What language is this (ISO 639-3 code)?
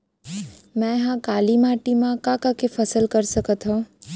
hne